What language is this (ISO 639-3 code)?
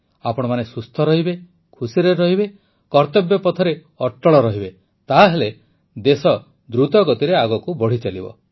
ori